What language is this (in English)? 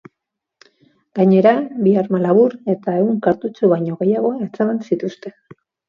Basque